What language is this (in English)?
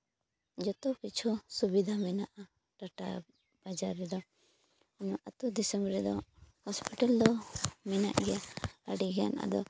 Santali